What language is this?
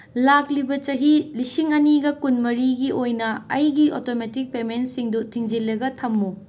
Manipuri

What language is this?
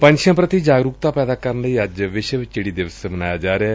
Punjabi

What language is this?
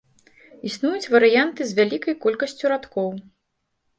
Belarusian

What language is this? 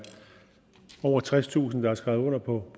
Danish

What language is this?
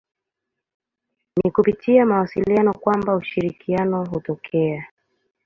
Swahili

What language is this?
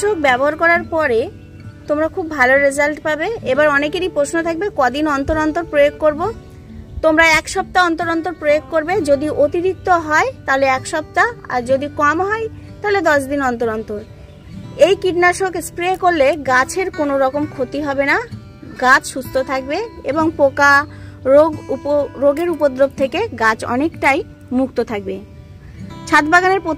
Bangla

